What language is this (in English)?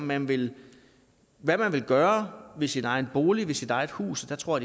Danish